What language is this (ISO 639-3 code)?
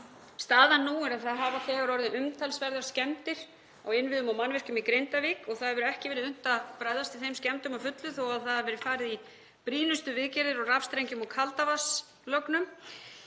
isl